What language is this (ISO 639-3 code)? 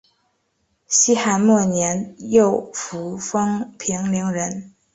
zho